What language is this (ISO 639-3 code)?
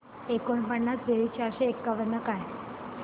mar